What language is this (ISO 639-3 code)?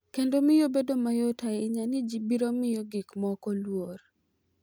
luo